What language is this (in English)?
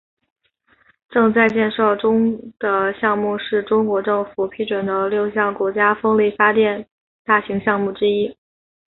Chinese